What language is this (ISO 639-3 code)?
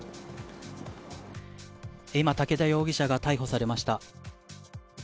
jpn